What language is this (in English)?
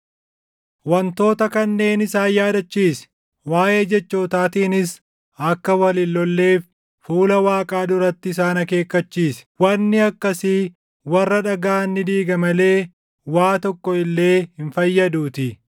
Oromo